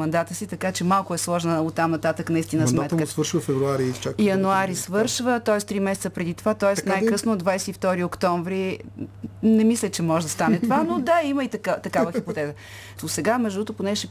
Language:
Bulgarian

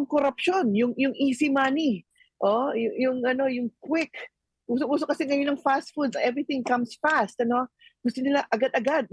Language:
Filipino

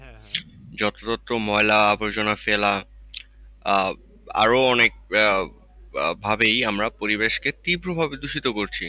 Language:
Bangla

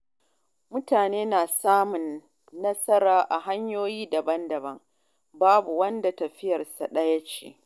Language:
Hausa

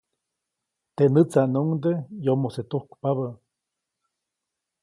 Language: Copainalá Zoque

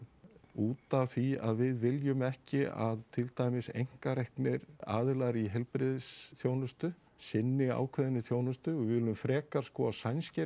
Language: Icelandic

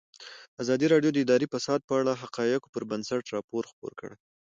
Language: Pashto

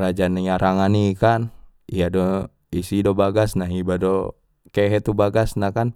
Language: Batak Mandailing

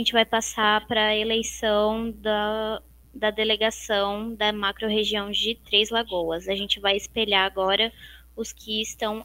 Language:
Portuguese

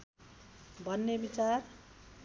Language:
Nepali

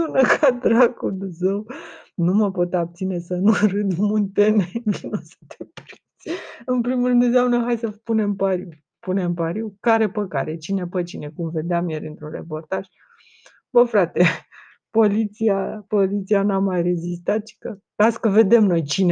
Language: Romanian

